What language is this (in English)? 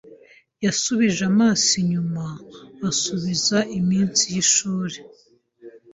Kinyarwanda